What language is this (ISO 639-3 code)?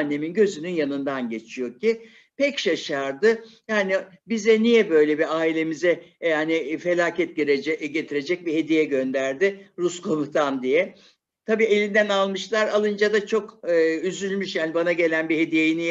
tur